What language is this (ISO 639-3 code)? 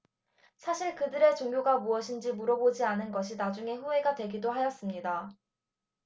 kor